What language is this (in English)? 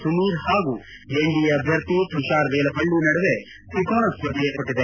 Kannada